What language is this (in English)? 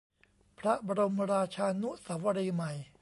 Thai